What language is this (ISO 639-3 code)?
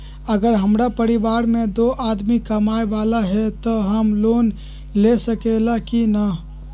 mag